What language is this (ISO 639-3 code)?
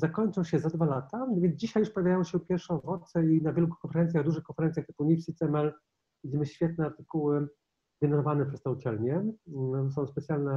pol